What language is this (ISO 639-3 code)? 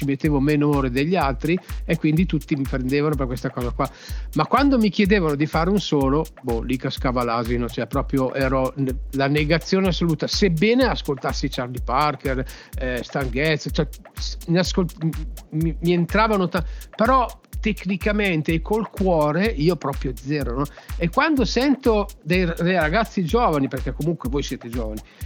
ita